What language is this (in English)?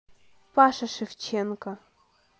Russian